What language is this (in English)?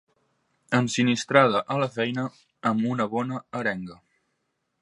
Catalan